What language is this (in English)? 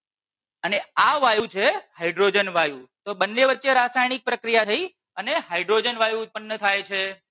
Gujarati